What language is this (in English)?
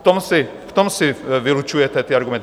Czech